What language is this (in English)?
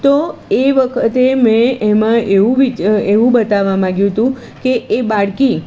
Gujarati